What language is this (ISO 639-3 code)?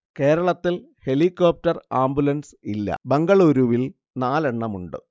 mal